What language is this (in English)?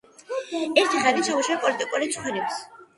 Georgian